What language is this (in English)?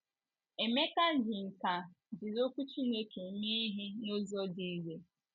Igbo